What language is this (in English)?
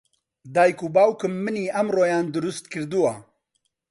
Central Kurdish